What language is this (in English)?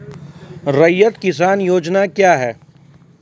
Maithili